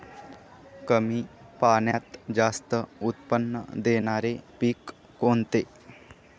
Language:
Marathi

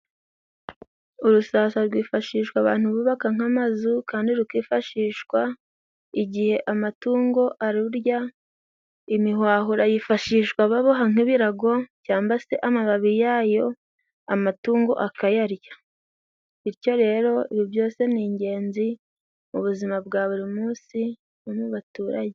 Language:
Kinyarwanda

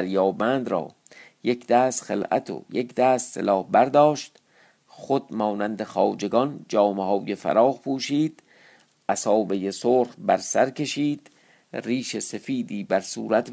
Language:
Persian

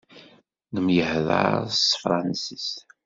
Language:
Kabyle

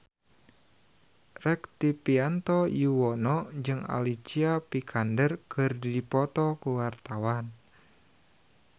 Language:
Sundanese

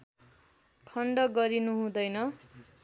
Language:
Nepali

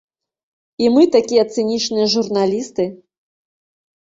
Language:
Belarusian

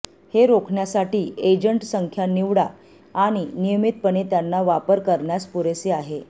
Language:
Marathi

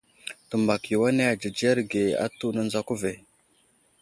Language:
Wuzlam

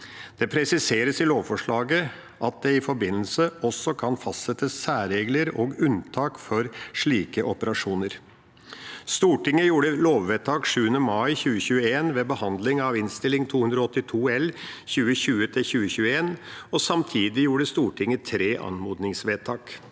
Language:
Norwegian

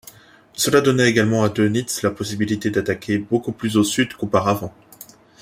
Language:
French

